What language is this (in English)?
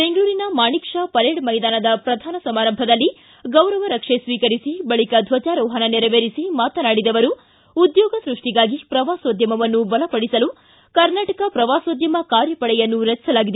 Kannada